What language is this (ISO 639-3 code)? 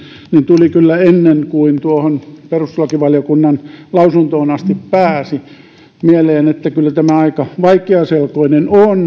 fin